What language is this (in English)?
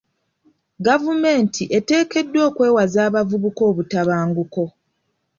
Ganda